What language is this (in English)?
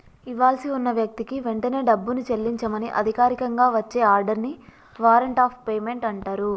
Telugu